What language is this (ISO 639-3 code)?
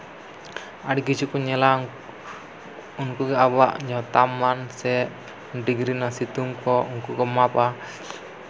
sat